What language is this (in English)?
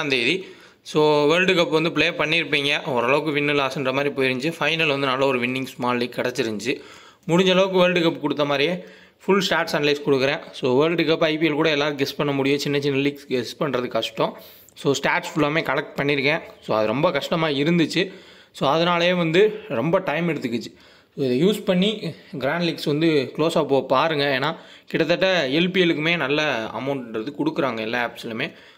Tamil